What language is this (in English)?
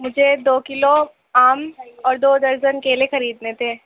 Urdu